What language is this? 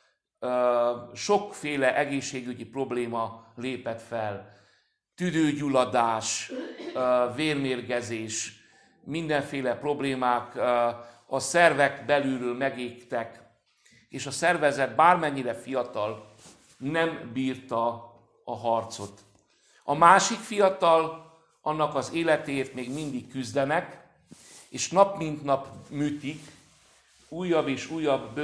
Hungarian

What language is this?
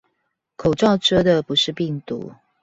Chinese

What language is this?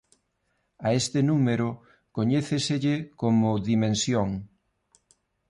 Galician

